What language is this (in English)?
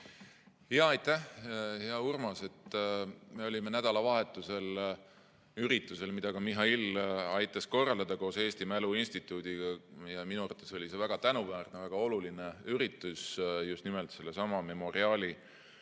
Estonian